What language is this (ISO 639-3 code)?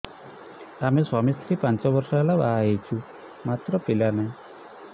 ori